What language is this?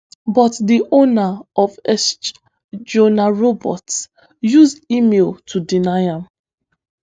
Nigerian Pidgin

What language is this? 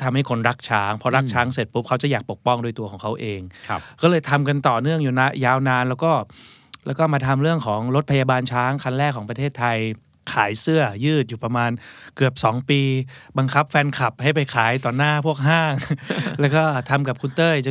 Thai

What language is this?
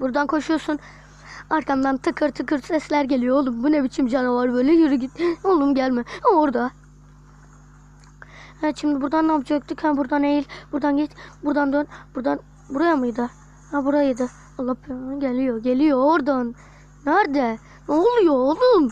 Turkish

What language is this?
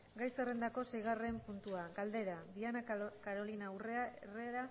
Basque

